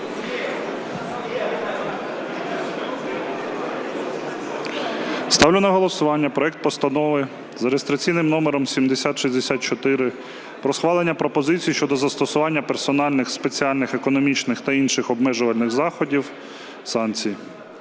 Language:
Ukrainian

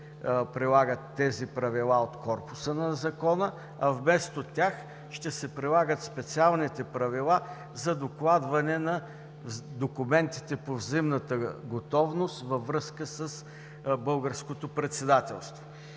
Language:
Bulgarian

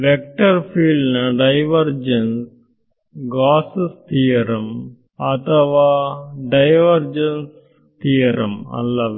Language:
Kannada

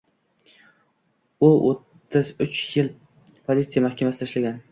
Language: Uzbek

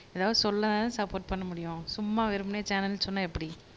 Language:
Tamil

